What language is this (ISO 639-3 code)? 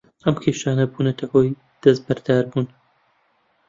ckb